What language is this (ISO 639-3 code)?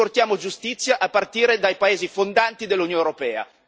ita